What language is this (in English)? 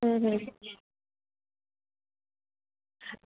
Gujarati